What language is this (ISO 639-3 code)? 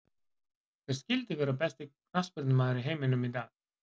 isl